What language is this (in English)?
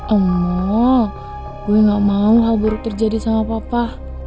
Indonesian